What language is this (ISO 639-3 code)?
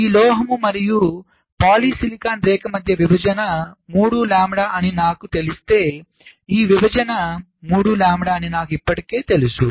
tel